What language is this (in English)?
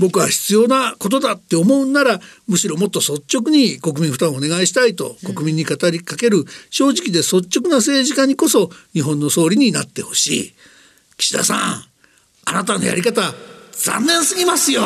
Japanese